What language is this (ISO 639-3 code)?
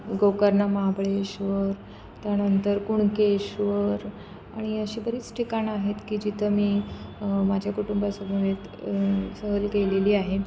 mar